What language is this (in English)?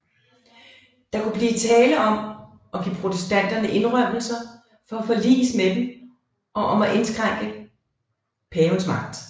Danish